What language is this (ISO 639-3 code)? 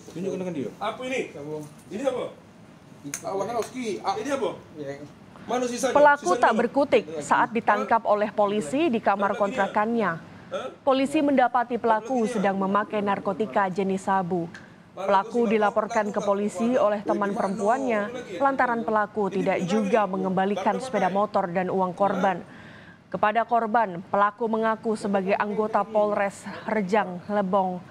ind